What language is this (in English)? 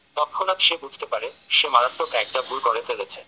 Bangla